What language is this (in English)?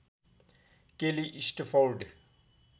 Nepali